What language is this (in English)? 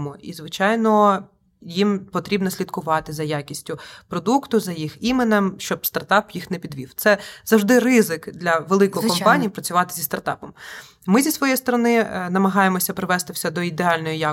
Ukrainian